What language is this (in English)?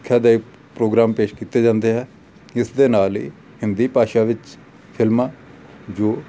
Punjabi